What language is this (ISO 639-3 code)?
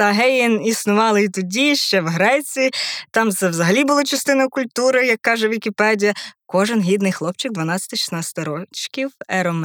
ukr